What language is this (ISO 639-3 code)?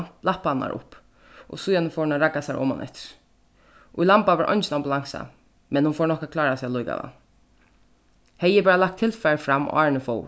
fao